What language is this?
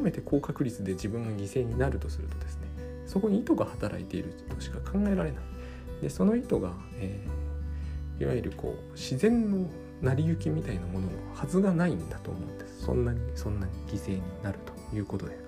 Japanese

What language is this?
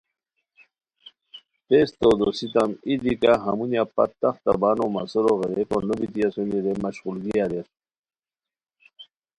Khowar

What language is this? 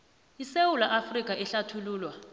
South Ndebele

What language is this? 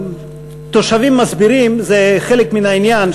Hebrew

